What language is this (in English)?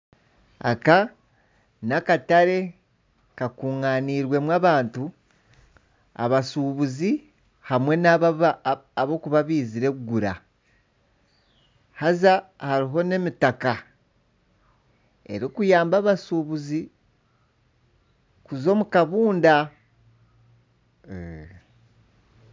Nyankole